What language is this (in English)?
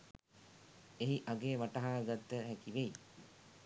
Sinhala